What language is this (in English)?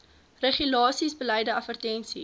Afrikaans